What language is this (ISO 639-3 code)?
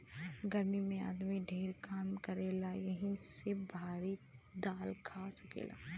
bho